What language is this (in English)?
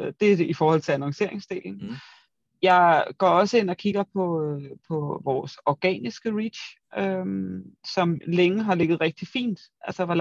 Danish